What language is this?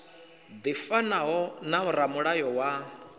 Venda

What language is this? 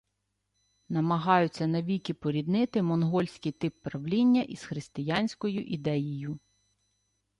Ukrainian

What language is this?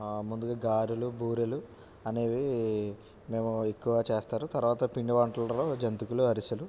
Telugu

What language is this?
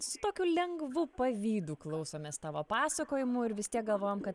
Lithuanian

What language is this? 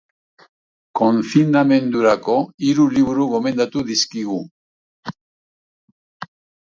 Basque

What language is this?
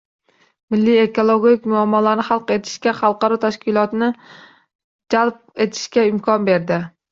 Uzbek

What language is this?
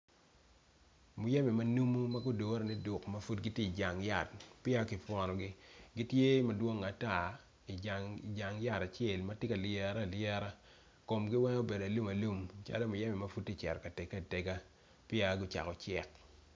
Acoli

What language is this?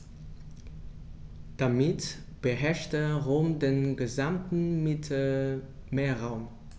German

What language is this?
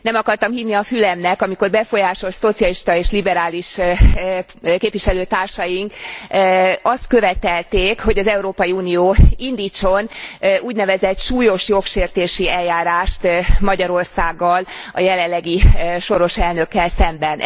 Hungarian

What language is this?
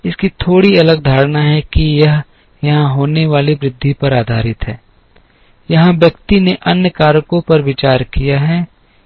Hindi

